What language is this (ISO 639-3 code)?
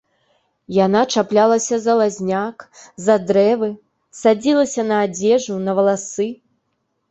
bel